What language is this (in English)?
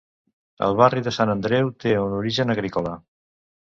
Catalan